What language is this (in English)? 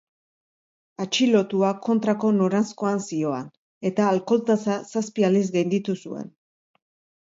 Basque